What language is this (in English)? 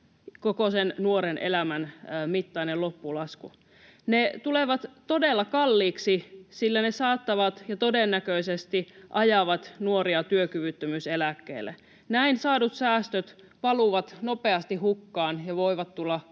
Finnish